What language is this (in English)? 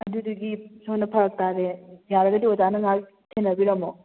Manipuri